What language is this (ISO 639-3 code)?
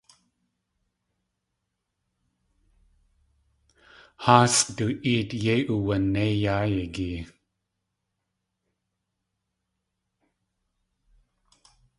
tli